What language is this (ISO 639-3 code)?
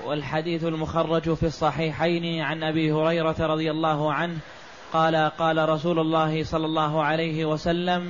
ara